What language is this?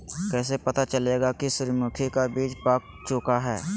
Magahi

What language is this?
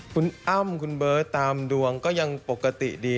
Thai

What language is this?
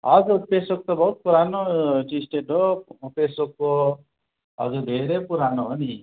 Nepali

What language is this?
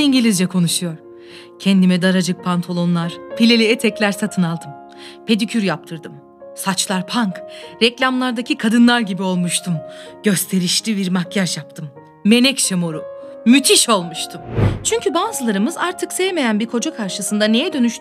Turkish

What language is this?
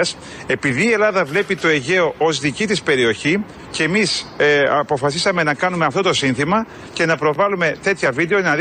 Greek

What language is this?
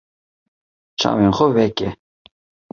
Kurdish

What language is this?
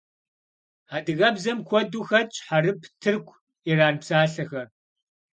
Kabardian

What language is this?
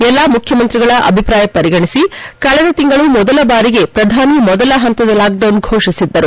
Kannada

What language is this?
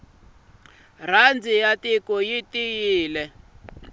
Tsonga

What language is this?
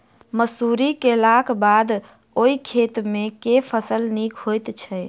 Maithili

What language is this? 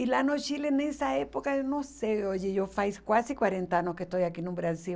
Portuguese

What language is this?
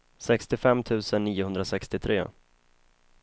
Swedish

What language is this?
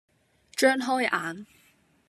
Cantonese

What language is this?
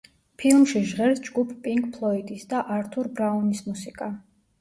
Georgian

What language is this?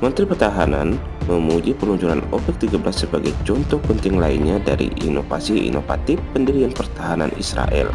Indonesian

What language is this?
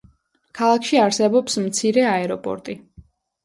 Georgian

